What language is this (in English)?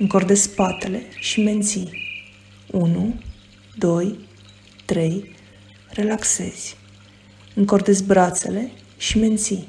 Romanian